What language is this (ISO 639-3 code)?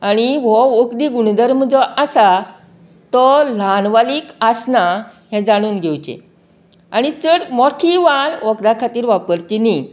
kok